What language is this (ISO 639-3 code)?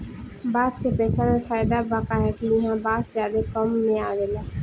bho